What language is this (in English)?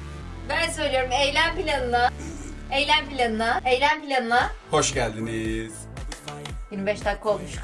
Turkish